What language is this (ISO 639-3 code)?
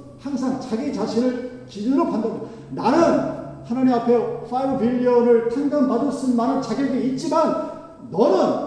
kor